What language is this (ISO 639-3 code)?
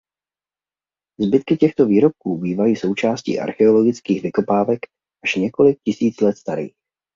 ces